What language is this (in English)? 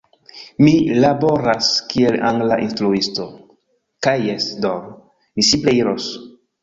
Esperanto